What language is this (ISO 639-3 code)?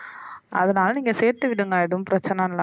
tam